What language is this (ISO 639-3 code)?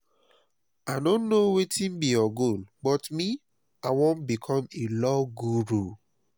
pcm